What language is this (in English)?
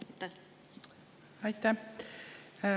Estonian